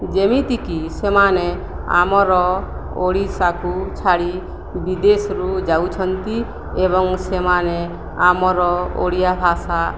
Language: Odia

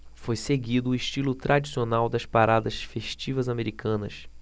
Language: Portuguese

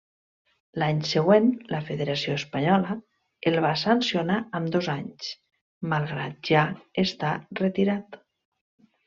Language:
Catalan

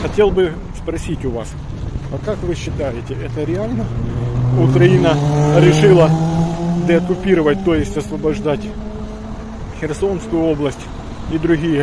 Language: Russian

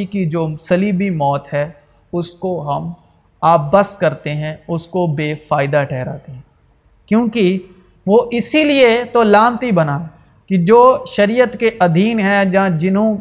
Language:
Urdu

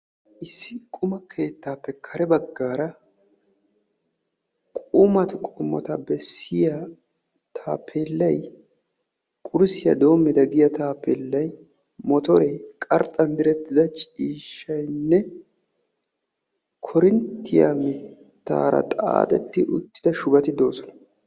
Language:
Wolaytta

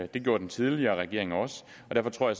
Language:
Danish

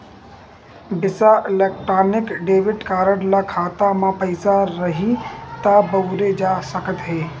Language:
Chhattisgarhi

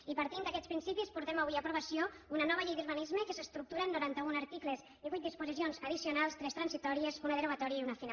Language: Catalan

